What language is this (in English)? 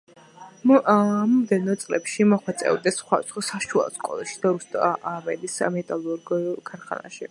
Georgian